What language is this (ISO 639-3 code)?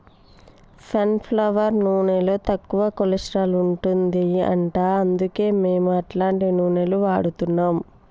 tel